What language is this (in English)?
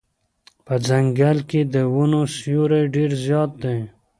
Pashto